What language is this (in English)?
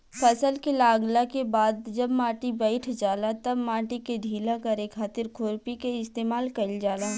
Bhojpuri